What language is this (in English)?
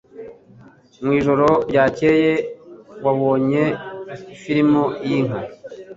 Kinyarwanda